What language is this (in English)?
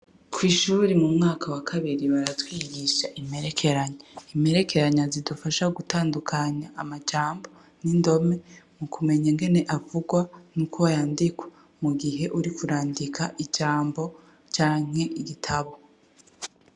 Rundi